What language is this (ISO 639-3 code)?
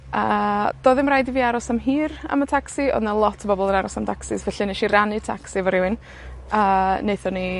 cym